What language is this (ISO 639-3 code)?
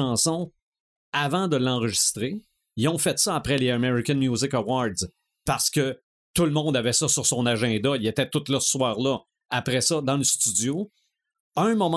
fra